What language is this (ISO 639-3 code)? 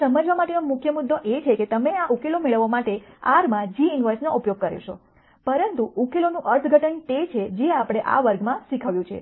guj